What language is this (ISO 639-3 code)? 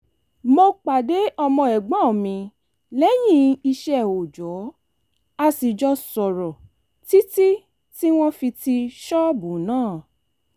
yor